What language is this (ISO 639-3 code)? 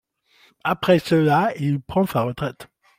fra